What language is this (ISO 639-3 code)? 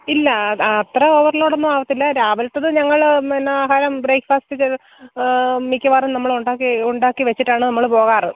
mal